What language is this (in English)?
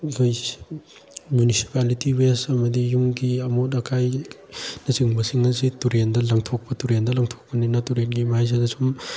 Manipuri